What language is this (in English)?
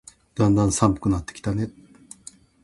Japanese